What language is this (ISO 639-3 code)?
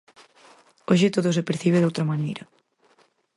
glg